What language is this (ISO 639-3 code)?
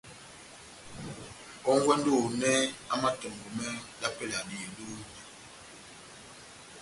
bnm